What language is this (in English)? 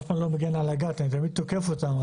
Hebrew